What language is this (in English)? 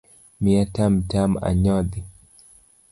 Luo (Kenya and Tanzania)